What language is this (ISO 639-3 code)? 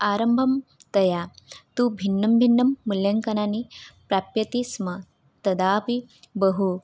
san